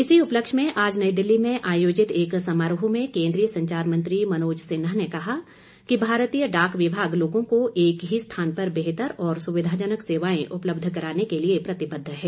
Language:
Hindi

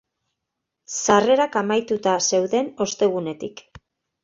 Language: Basque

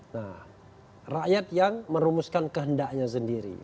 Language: Indonesian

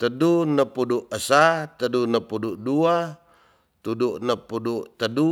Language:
Tonsea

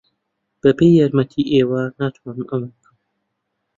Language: Central Kurdish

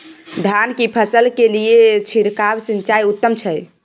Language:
Maithili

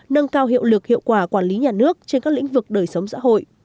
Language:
Vietnamese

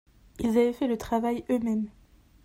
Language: French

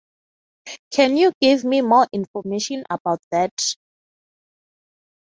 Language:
English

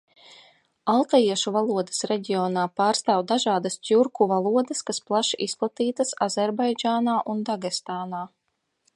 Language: Latvian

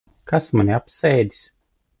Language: Latvian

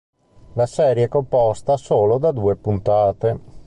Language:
Italian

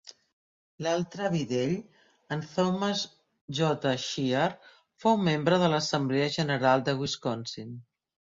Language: Catalan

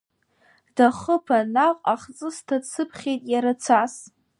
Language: Abkhazian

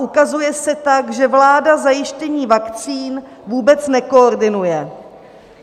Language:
Czech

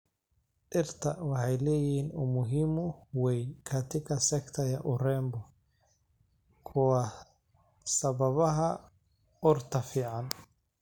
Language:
Somali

